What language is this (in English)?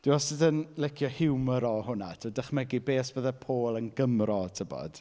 Welsh